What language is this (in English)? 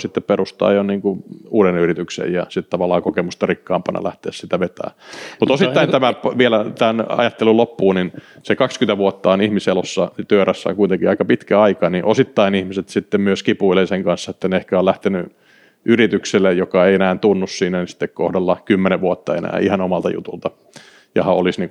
Finnish